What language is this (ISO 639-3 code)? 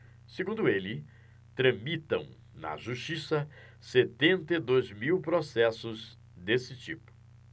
por